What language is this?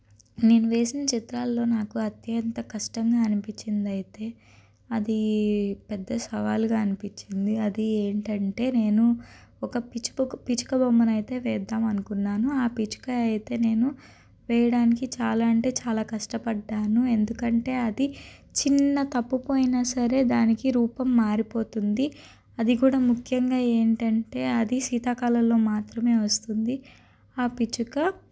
Telugu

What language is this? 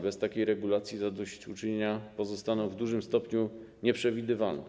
Polish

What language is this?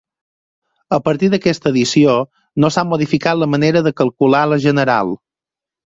Catalan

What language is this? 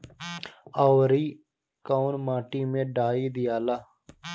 Bhojpuri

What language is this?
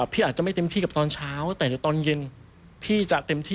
Thai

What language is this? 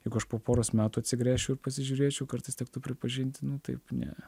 Lithuanian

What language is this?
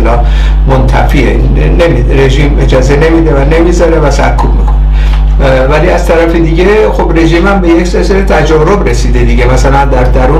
Persian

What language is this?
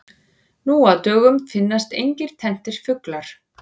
Icelandic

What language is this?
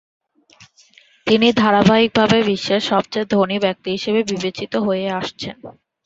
Bangla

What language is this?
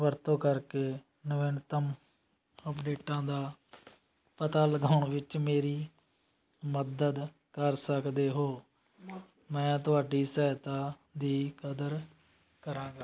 Punjabi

